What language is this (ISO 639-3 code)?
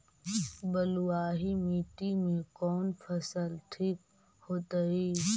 mag